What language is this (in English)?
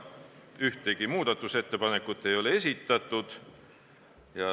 Estonian